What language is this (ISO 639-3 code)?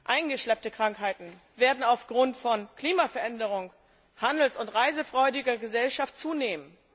deu